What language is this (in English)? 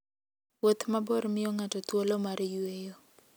Luo (Kenya and Tanzania)